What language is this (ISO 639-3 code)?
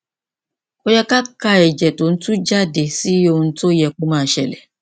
yor